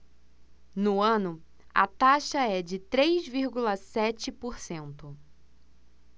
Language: Portuguese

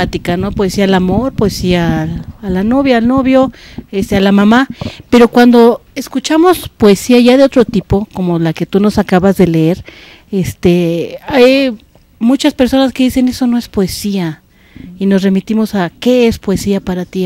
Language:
Spanish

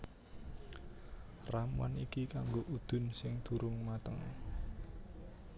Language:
Javanese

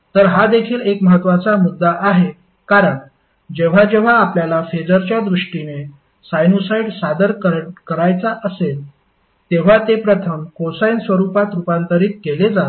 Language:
Marathi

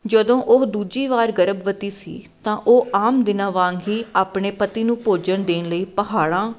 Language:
Punjabi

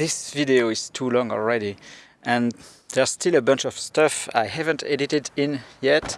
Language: English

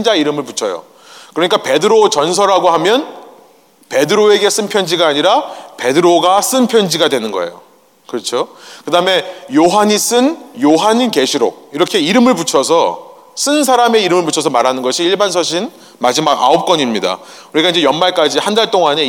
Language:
Korean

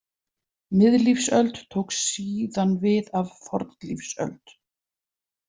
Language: Icelandic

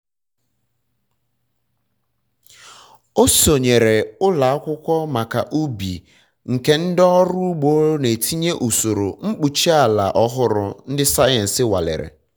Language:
Igbo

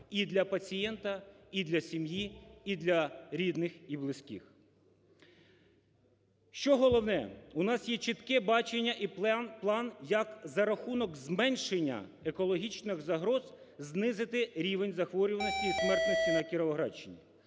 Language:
Ukrainian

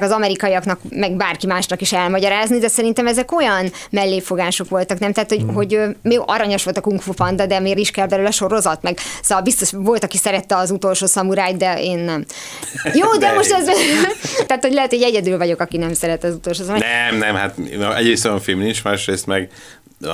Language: Hungarian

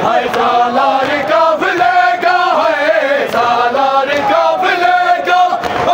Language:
Arabic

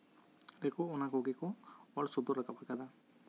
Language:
Santali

